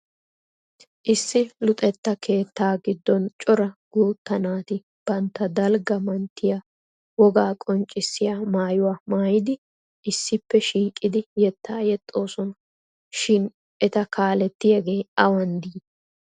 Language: Wolaytta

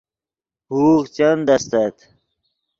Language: Yidgha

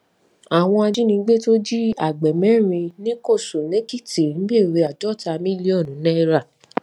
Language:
Yoruba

